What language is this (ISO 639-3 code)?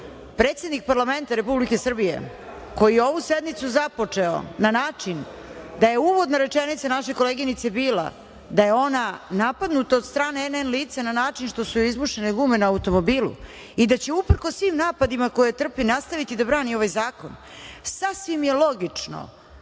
srp